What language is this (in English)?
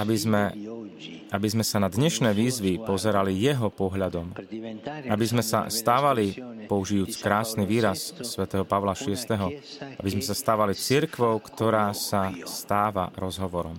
Slovak